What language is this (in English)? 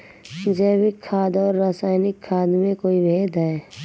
Hindi